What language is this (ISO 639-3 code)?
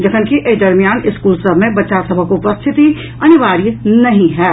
mai